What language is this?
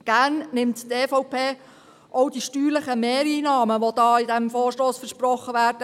Swiss German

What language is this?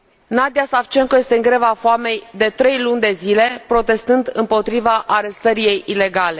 Romanian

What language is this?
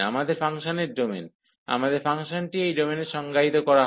Bangla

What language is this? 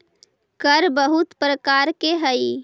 Magahi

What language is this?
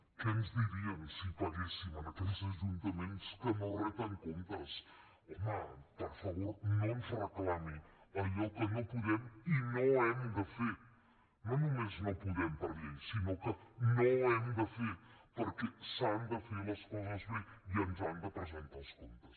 Catalan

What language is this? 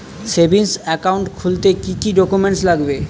Bangla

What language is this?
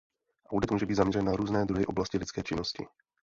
Czech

